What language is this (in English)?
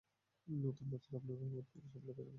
Bangla